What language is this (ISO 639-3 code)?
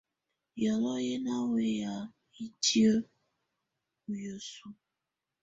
tvu